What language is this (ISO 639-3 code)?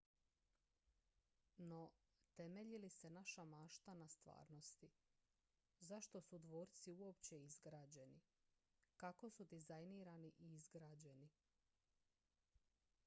hrv